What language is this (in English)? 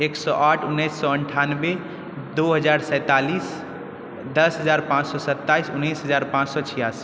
Maithili